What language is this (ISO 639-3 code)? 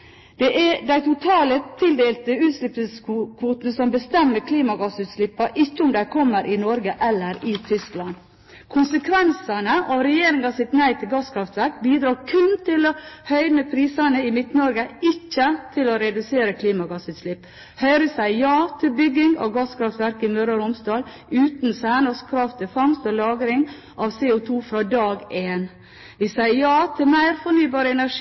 nob